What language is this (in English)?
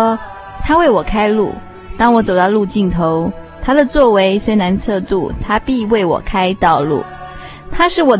Chinese